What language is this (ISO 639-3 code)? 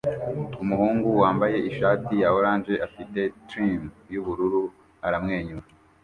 kin